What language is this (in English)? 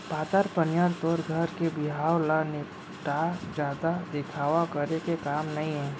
Chhattisgarhi